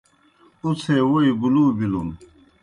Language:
Kohistani Shina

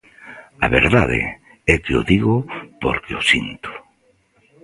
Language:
Galician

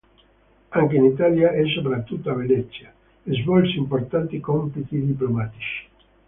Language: Italian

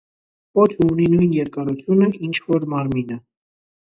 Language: Armenian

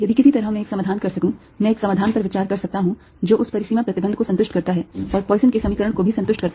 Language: Hindi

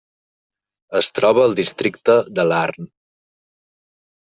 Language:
Catalan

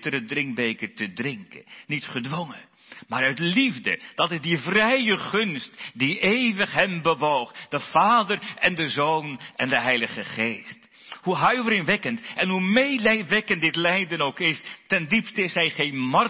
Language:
Dutch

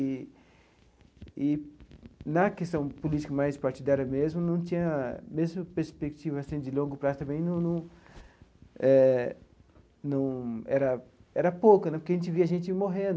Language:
Portuguese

